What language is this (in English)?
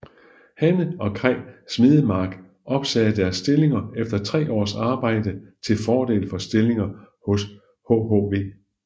Danish